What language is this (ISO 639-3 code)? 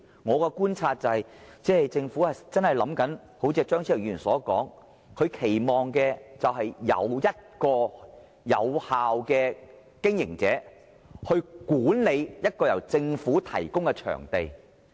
yue